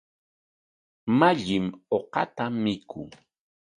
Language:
Corongo Ancash Quechua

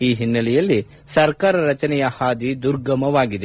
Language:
Kannada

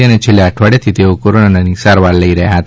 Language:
Gujarati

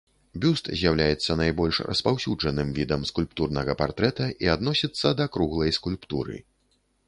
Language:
Belarusian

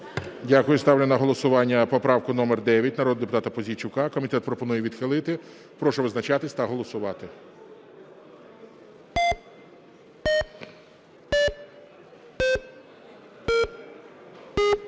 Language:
Ukrainian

